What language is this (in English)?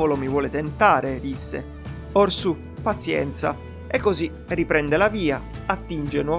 Italian